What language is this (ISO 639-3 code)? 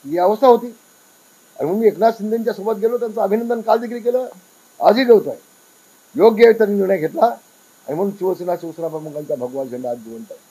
mar